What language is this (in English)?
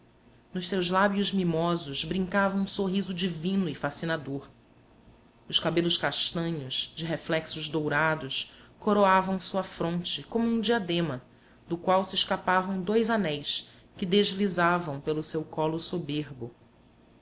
Portuguese